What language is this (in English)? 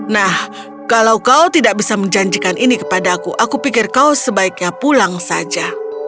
Indonesian